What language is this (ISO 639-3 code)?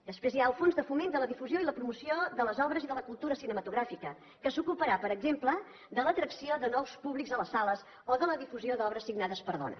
cat